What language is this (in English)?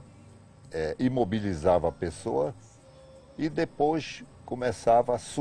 Portuguese